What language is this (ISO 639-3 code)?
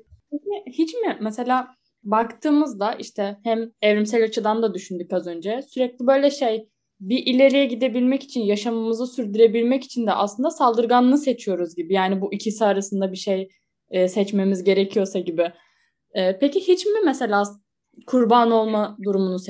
tur